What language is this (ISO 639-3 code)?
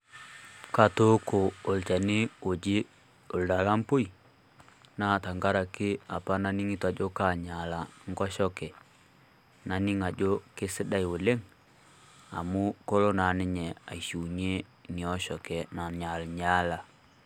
mas